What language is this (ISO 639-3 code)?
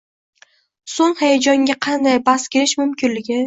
uzb